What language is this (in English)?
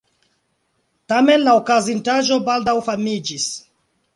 Esperanto